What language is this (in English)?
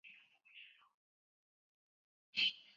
Chinese